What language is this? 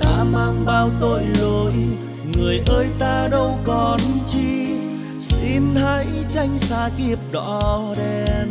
Vietnamese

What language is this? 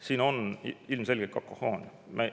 Estonian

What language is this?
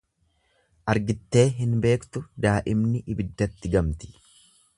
Oromo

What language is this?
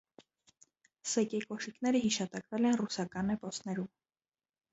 Armenian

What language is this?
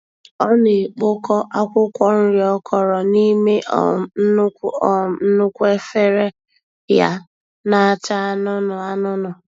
Igbo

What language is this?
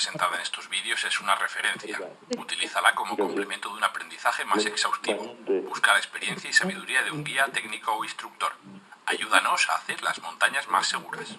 Spanish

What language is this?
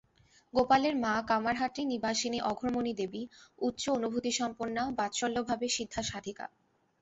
Bangla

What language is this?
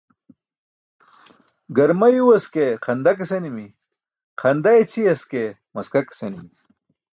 Burushaski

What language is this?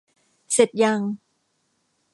Thai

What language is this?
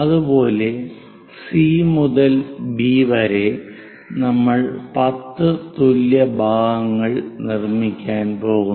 Malayalam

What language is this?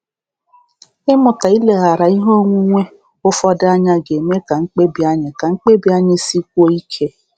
Igbo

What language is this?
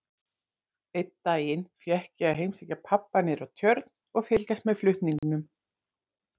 Icelandic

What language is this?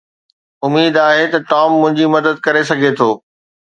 Sindhi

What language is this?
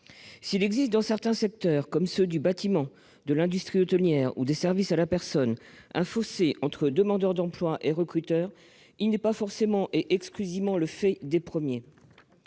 French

